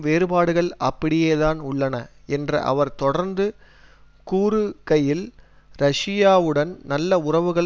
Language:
Tamil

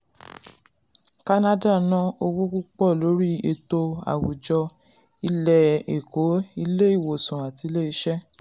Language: Yoruba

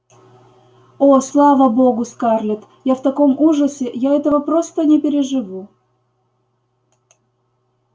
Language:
Russian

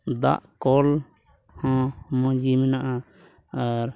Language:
Santali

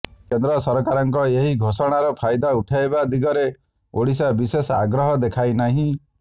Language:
Odia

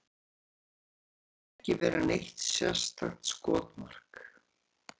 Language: Icelandic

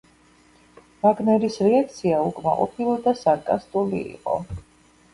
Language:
Georgian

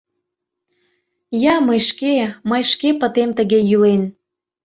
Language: Mari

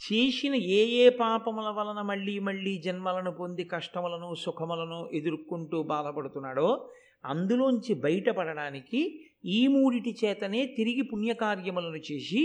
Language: Telugu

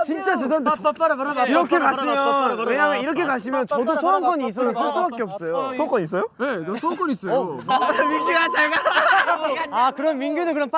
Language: Korean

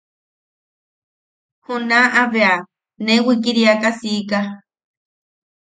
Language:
Yaqui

